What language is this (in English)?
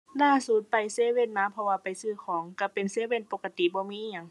Thai